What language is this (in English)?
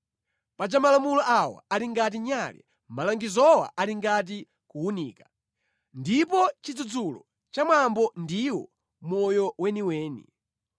Nyanja